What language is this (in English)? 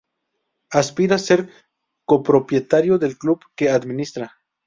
Spanish